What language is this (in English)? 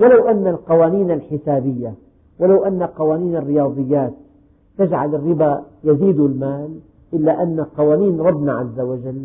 Arabic